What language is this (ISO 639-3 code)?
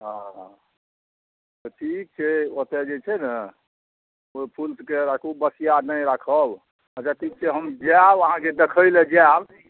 mai